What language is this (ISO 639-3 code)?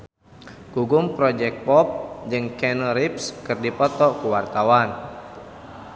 sun